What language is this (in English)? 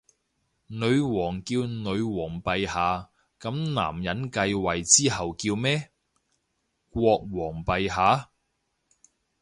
Cantonese